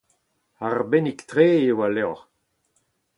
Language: Breton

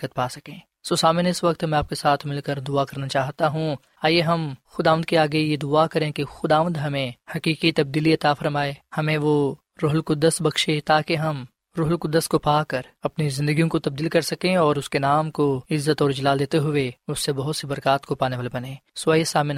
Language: Urdu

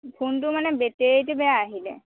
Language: Assamese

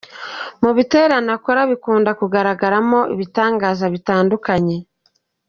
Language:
Kinyarwanda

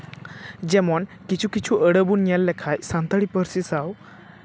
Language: Santali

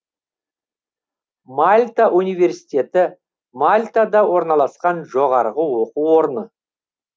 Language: Kazakh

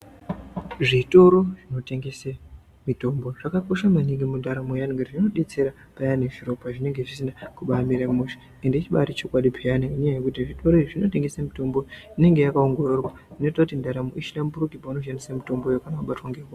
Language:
Ndau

